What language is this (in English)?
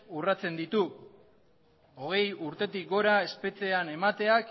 Basque